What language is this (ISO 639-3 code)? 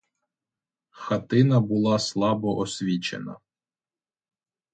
ukr